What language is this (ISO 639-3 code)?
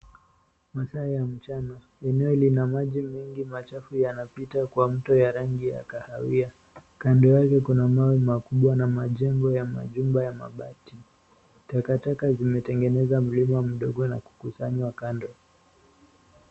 swa